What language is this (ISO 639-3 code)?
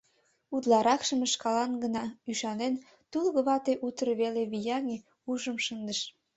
chm